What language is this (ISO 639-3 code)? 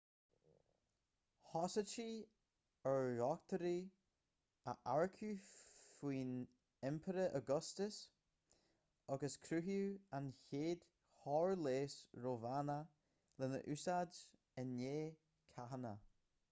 gle